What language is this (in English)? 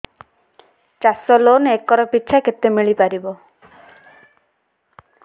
Odia